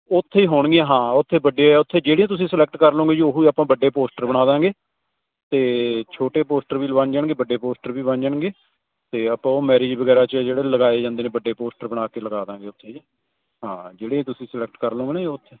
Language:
Punjabi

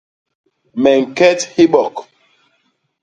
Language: Basaa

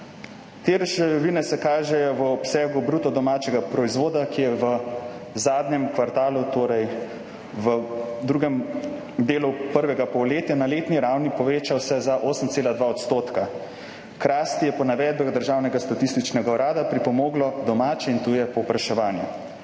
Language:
Slovenian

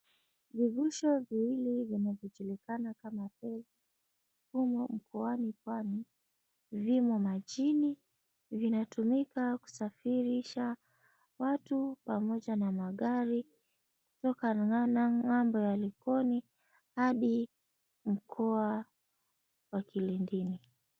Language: Swahili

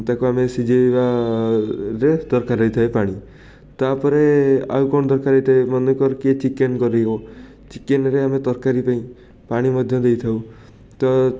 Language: Odia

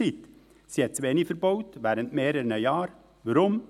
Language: Swiss German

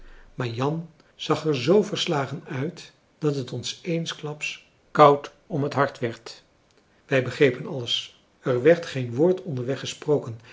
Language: Dutch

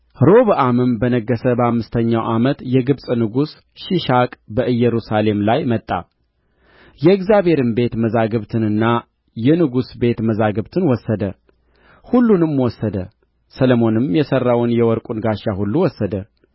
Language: Amharic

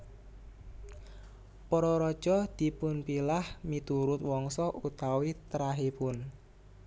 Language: Javanese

